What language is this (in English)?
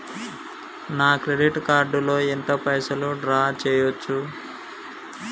Telugu